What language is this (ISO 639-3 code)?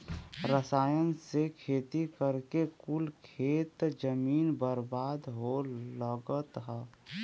bho